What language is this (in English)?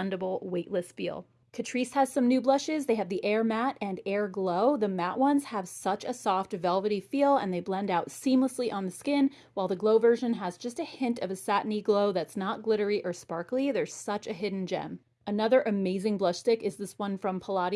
English